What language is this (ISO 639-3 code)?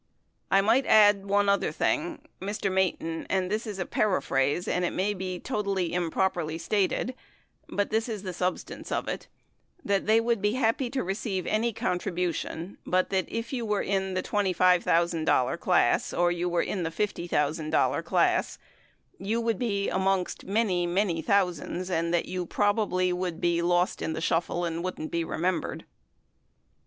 eng